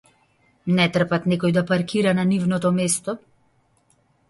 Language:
Macedonian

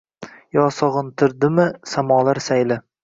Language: Uzbek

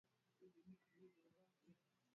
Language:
Swahili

